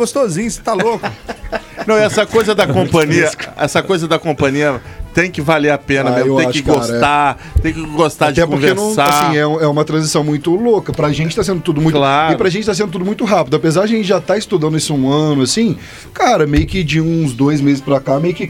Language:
Portuguese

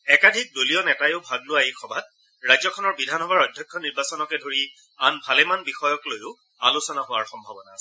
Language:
Assamese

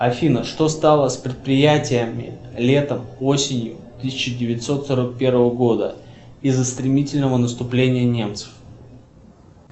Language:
Russian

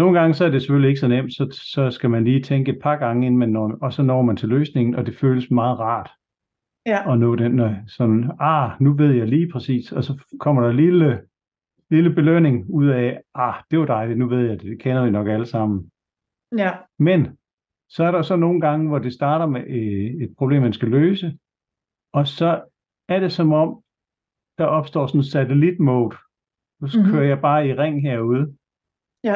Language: Danish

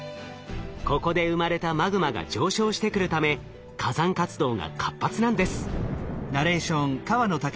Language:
Japanese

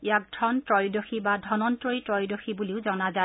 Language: Assamese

